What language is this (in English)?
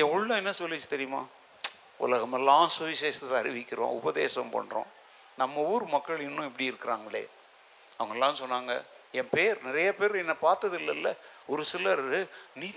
Tamil